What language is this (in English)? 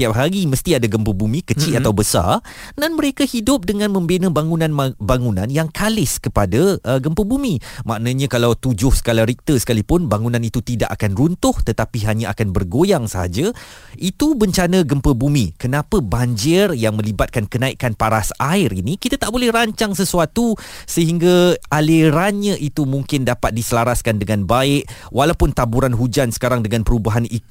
Malay